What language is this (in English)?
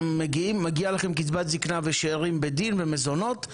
Hebrew